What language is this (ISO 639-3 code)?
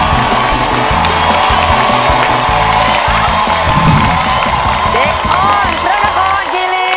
tha